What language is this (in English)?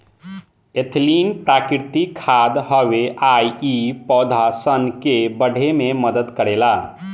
Bhojpuri